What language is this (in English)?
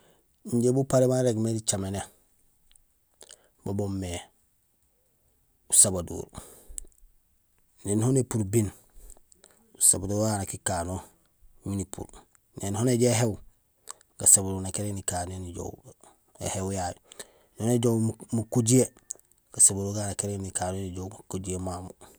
Gusilay